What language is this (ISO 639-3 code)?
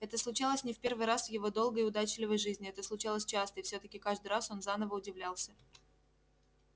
rus